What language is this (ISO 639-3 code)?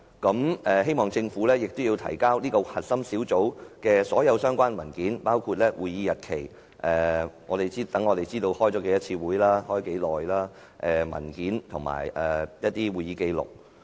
yue